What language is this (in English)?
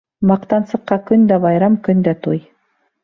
Bashkir